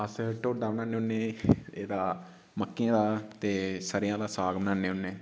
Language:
Dogri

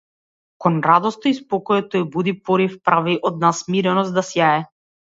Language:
Macedonian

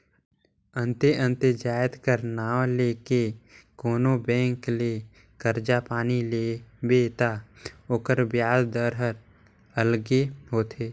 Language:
Chhattisgarhi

